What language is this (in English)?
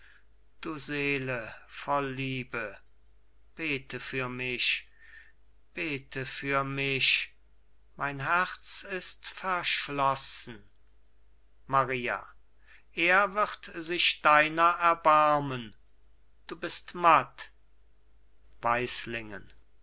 German